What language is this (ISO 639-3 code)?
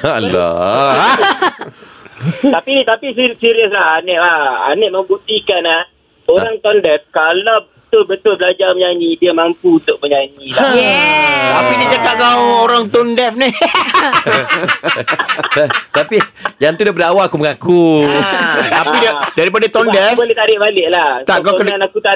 msa